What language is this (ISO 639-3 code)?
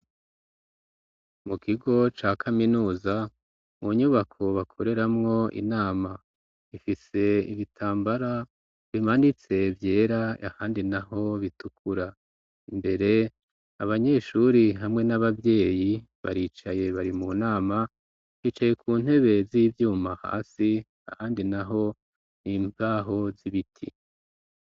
run